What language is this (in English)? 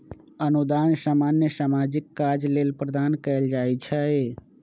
Magahi